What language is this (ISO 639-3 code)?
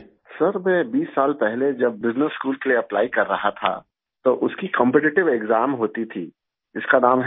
hin